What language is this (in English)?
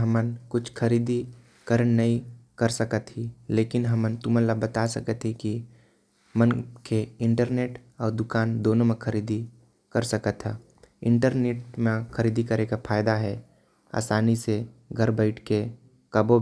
Korwa